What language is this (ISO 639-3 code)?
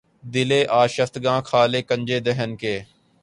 urd